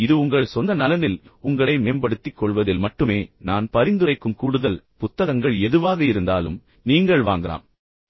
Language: Tamil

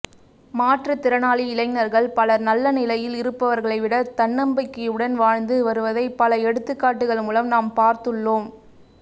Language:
Tamil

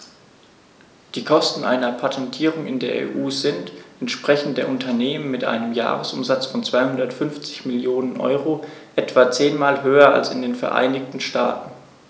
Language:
German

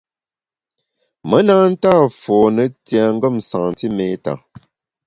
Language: Bamun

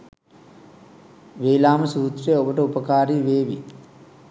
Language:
Sinhala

